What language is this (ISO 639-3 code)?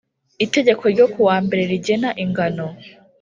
kin